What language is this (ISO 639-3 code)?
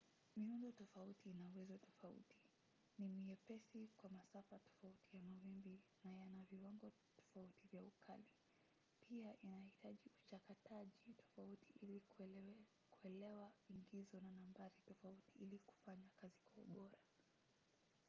swa